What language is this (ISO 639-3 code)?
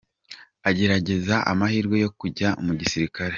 kin